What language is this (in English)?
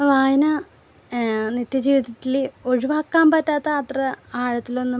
Malayalam